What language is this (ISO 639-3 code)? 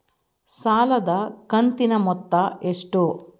kan